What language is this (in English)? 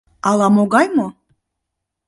Mari